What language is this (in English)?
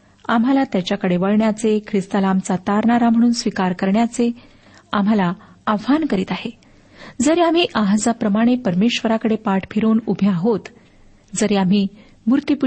Marathi